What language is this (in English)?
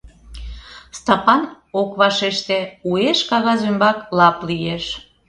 Mari